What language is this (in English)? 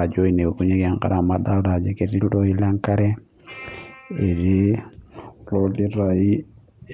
Masai